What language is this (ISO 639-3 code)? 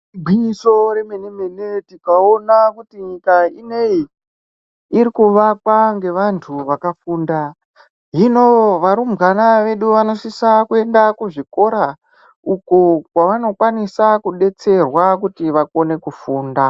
ndc